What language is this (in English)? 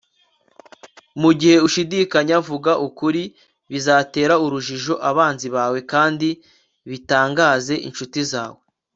Kinyarwanda